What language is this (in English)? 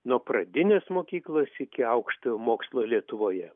Lithuanian